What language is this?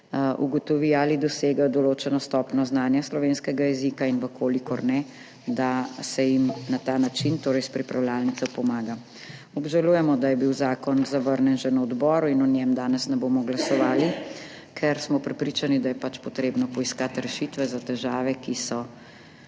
Slovenian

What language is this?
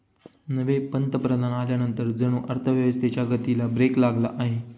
Marathi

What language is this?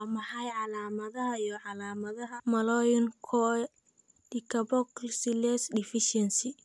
Somali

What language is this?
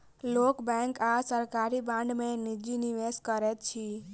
Maithili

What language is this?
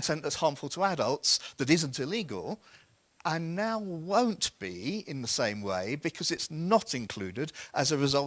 English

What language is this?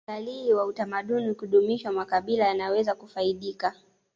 Swahili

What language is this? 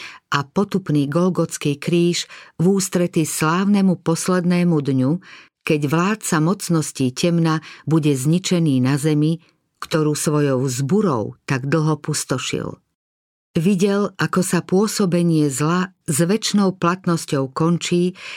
Slovak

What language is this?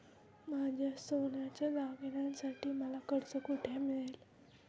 Marathi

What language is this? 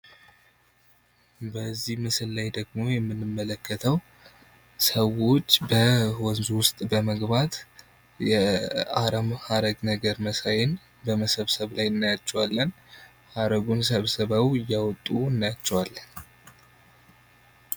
Amharic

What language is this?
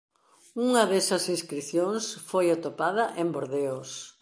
Galician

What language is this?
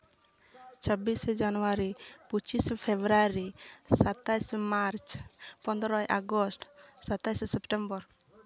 Santali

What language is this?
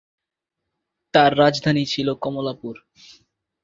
Bangla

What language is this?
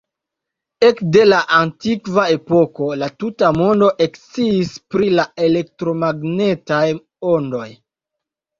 Esperanto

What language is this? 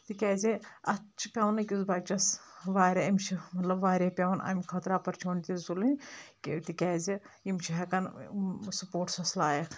Kashmiri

